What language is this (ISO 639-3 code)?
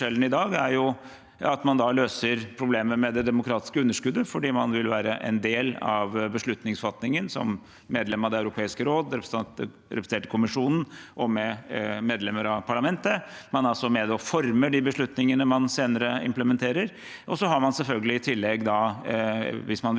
nor